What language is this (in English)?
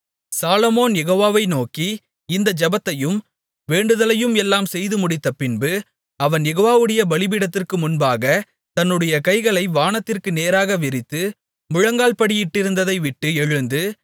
Tamil